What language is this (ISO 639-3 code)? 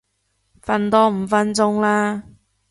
yue